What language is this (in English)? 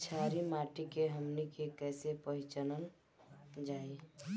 Bhojpuri